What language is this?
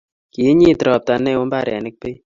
Kalenjin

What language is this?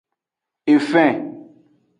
Aja (Benin)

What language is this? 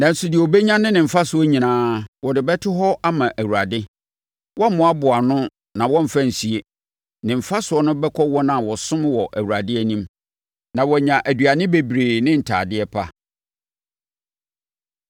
Akan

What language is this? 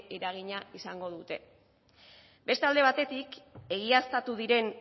Basque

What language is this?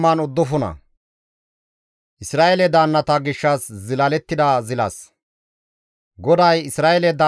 Gamo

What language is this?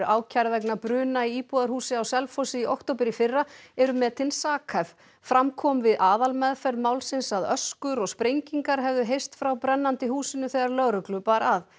Icelandic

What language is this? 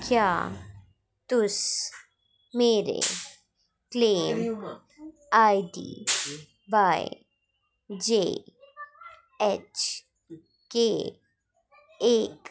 Dogri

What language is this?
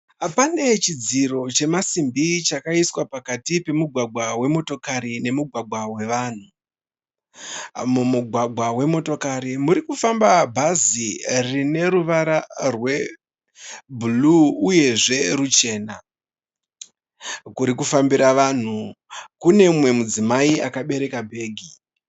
Shona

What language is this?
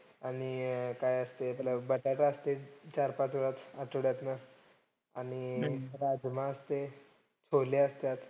Marathi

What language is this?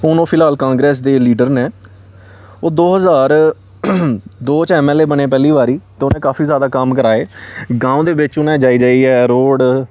Dogri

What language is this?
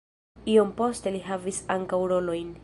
Esperanto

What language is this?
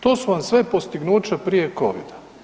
Croatian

